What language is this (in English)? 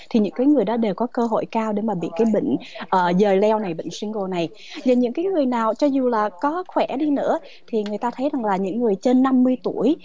Vietnamese